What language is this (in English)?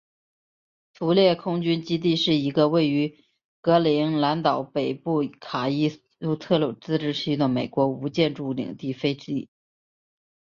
Chinese